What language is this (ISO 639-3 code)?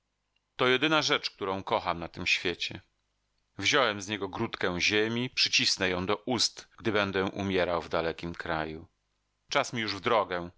pol